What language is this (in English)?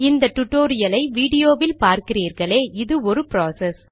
Tamil